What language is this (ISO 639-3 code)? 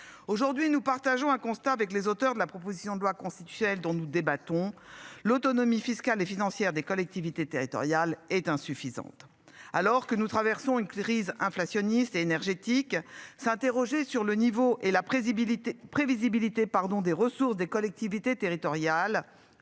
fra